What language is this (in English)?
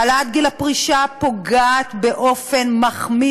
Hebrew